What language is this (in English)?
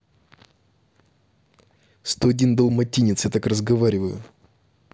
Russian